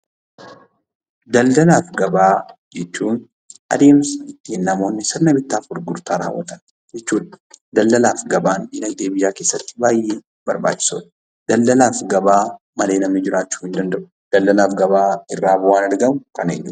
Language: Oromo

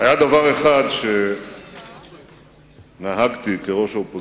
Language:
Hebrew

